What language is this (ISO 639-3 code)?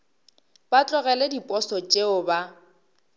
nso